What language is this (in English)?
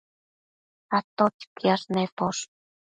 Matsés